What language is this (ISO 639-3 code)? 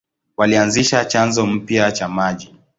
swa